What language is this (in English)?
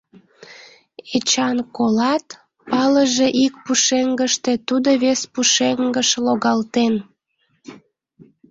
Mari